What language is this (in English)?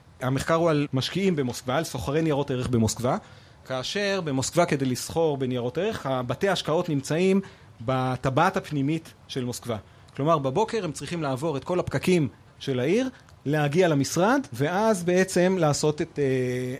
Hebrew